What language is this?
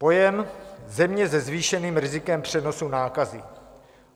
Czech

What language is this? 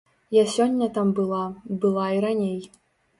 Belarusian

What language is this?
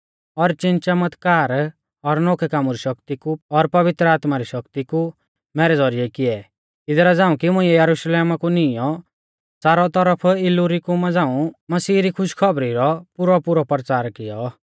Mahasu Pahari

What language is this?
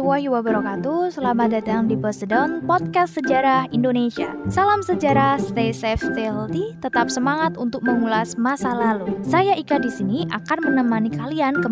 Indonesian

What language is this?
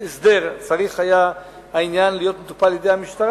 Hebrew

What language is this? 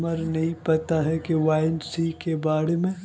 Magahi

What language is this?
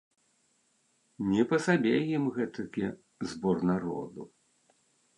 Belarusian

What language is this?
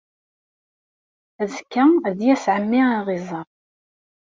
Kabyle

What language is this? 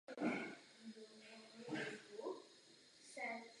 Czech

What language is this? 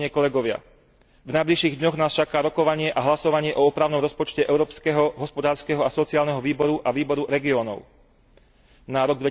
Slovak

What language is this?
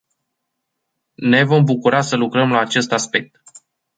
Romanian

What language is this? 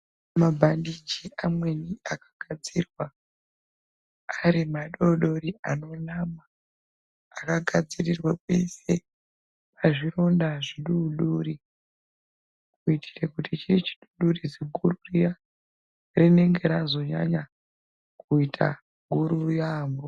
Ndau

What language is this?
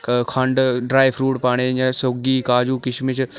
Dogri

